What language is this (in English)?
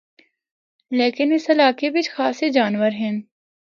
Northern Hindko